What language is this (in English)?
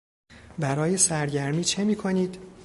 Persian